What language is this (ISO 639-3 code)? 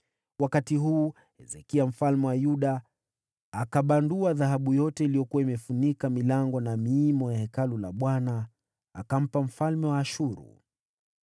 swa